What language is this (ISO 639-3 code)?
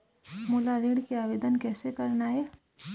hne